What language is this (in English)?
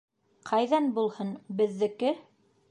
Bashkir